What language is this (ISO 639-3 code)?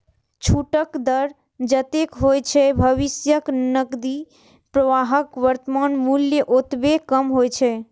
mai